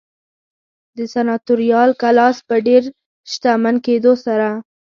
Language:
Pashto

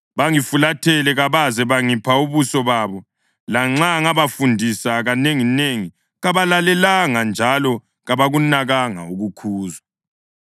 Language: North Ndebele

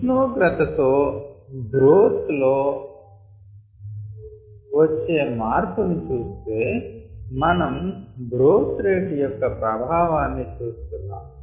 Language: Telugu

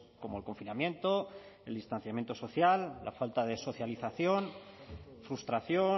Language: Spanish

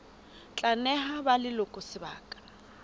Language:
Southern Sotho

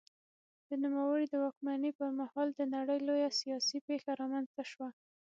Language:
Pashto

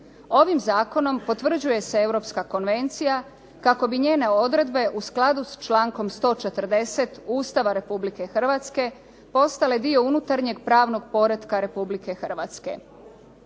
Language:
Croatian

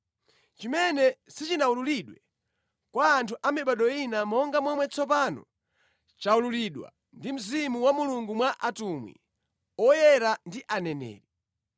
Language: Nyanja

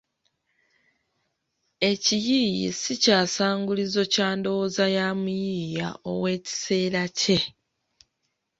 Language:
Ganda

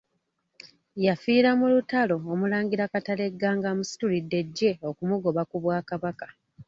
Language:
Ganda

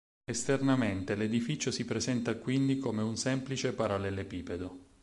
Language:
Italian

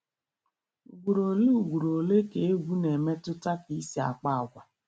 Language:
Igbo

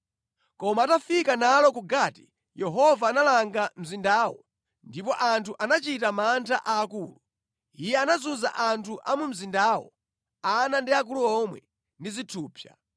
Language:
Nyanja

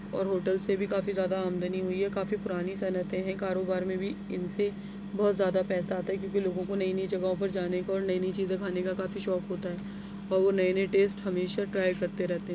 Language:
Urdu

